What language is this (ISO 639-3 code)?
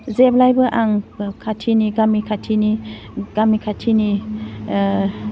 brx